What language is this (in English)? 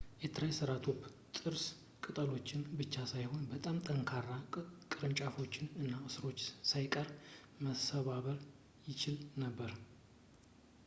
Amharic